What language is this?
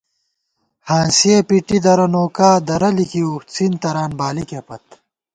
Gawar-Bati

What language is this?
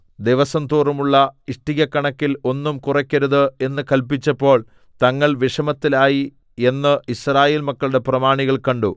Malayalam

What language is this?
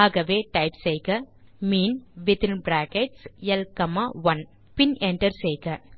Tamil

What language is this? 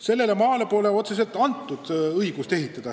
Estonian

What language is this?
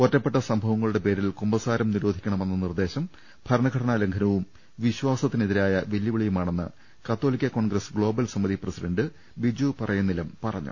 Malayalam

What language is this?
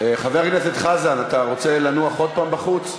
Hebrew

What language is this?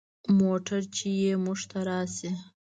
Pashto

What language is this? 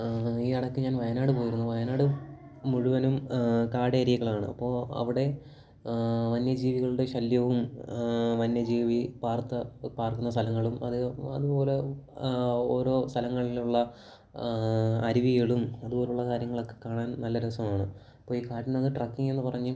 Malayalam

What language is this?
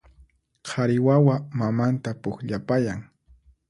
Puno Quechua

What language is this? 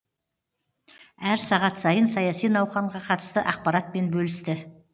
Kazakh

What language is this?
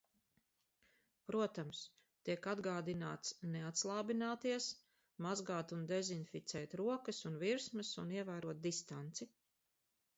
Latvian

